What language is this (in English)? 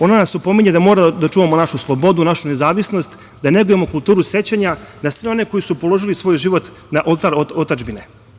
Serbian